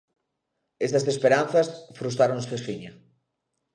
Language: Galician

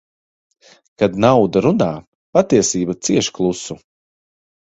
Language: Latvian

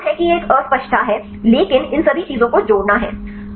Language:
Hindi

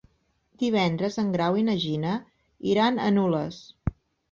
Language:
Catalan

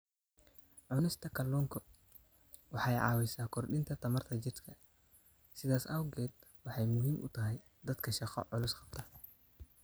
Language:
Somali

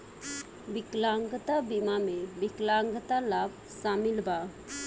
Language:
Bhojpuri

